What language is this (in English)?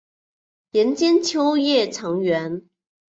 Chinese